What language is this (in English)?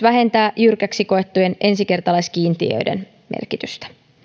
Finnish